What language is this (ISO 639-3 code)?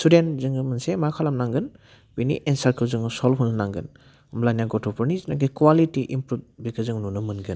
brx